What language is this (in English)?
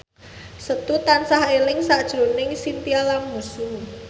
Javanese